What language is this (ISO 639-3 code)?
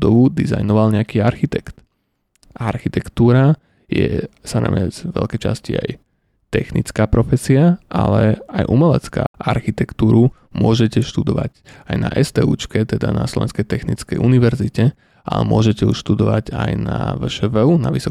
slk